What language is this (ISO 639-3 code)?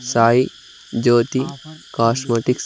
tel